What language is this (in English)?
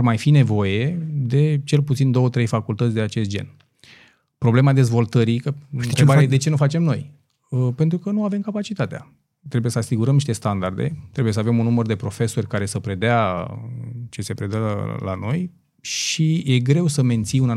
Romanian